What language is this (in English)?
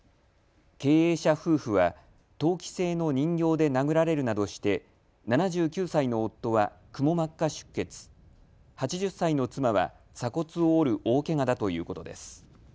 Japanese